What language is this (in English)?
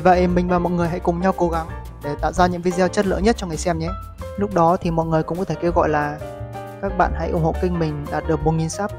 Vietnamese